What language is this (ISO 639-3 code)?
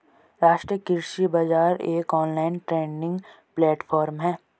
hin